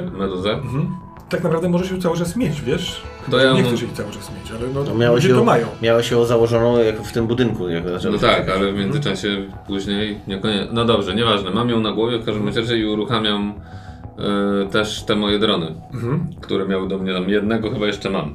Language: Polish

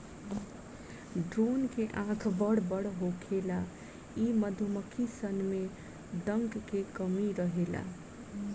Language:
Bhojpuri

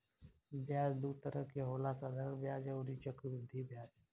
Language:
Bhojpuri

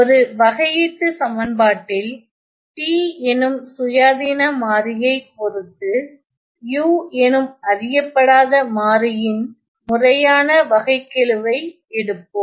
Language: Tamil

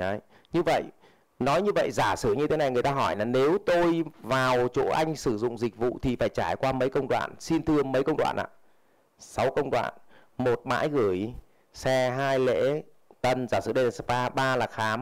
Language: Vietnamese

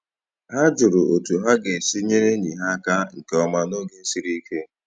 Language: Igbo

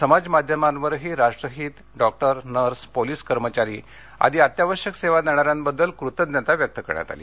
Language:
Marathi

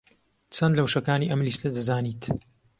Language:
Central Kurdish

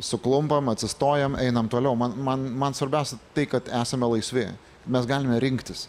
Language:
Lithuanian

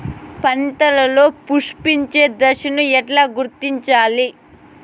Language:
Telugu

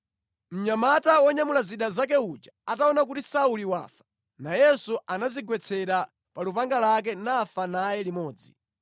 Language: Nyanja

